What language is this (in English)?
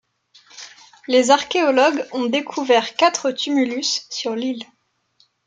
French